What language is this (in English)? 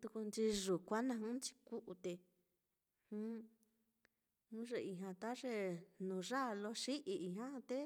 Mitlatongo Mixtec